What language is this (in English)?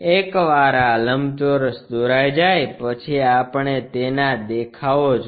Gujarati